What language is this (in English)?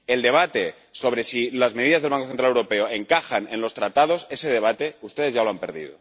Spanish